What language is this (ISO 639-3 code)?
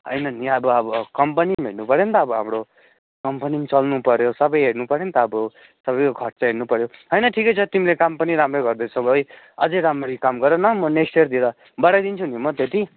nep